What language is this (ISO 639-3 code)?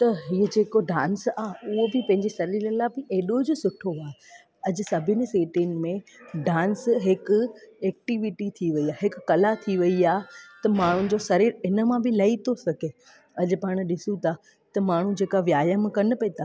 snd